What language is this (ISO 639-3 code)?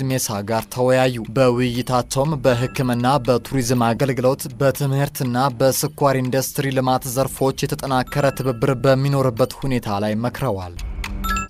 ara